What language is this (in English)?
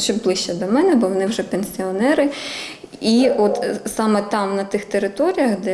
Ukrainian